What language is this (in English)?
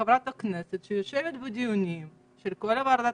Hebrew